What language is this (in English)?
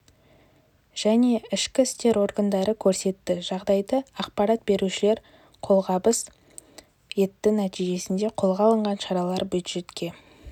Kazakh